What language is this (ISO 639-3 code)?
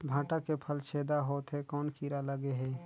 hne